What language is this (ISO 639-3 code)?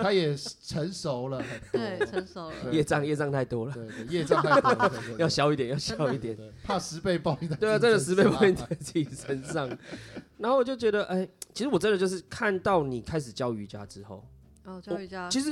zho